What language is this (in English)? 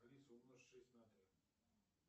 Russian